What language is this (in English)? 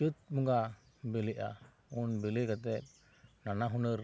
Santali